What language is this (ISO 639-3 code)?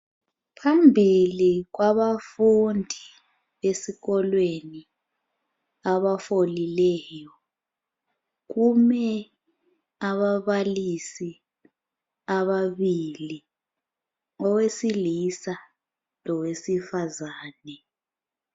nde